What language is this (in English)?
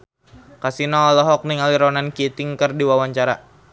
Sundanese